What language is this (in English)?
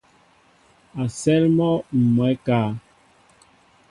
Mbo (Cameroon)